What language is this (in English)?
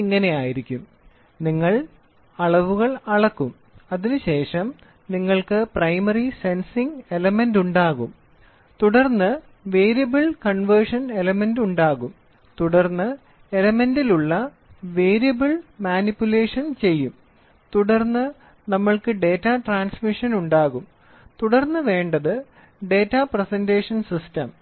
Malayalam